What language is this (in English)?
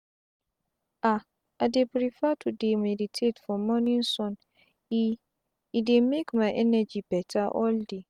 Nigerian Pidgin